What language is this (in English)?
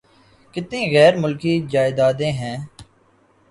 Urdu